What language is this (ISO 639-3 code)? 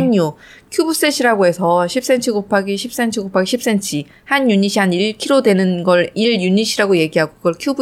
kor